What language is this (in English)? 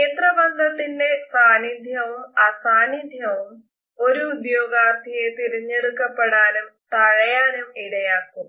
Malayalam